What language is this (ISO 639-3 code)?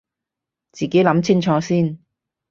yue